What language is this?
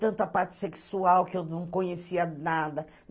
Portuguese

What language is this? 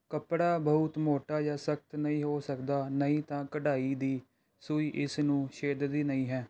Punjabi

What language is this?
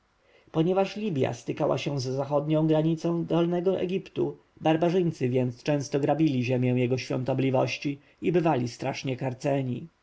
Polish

